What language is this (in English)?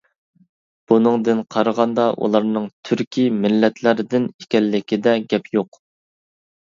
Uyghur